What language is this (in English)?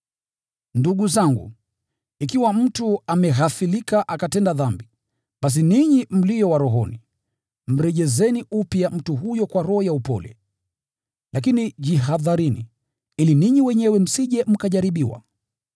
Swahili